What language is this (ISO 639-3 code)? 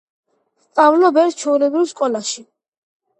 kat